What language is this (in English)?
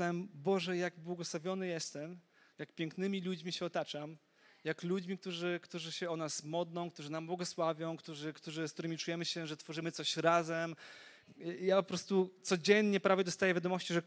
Polish